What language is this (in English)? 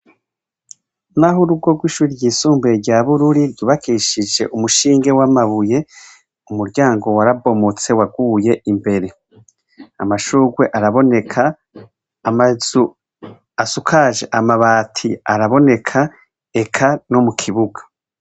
Rundi